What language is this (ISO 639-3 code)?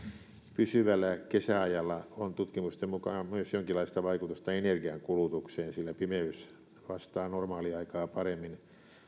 fin